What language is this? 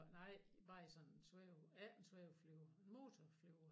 Danish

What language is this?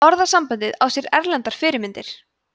Icelandic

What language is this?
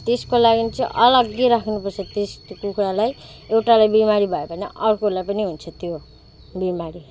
Nepali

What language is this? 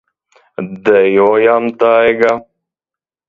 Latvian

